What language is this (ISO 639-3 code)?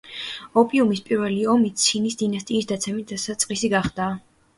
kat